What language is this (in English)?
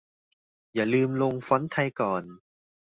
Thai